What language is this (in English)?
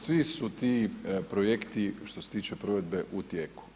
Croatian